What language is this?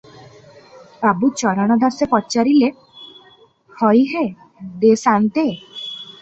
Odia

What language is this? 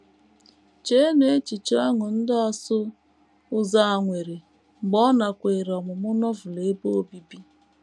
Igbo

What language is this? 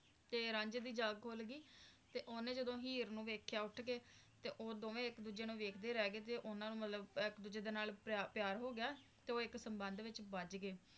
Punjabi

